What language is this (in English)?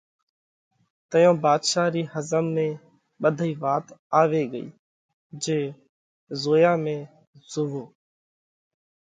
Parkari Koli